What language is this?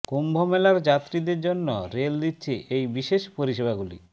Bangla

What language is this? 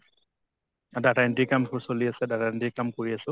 Assamese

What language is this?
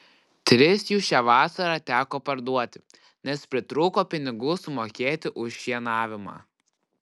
Lithuanian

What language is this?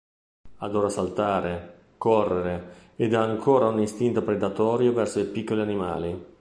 Italian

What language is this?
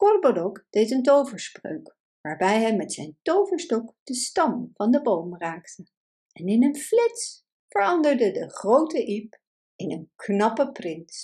Dutch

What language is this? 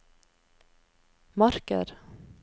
Norwegian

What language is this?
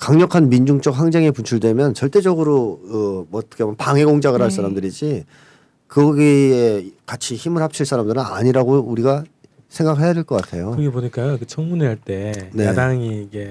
Korean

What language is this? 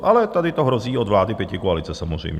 Czech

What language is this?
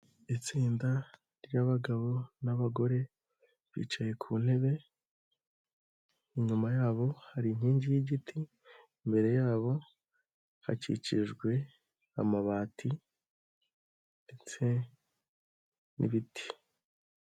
Kinyarwanda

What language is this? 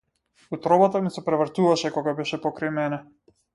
Macedonian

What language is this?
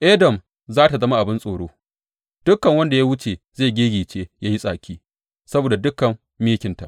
Hausa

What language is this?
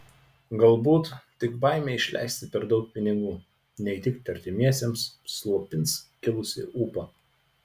Lithuanian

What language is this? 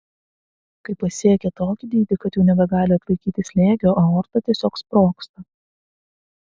Lithuanian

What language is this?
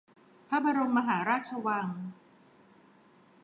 Thai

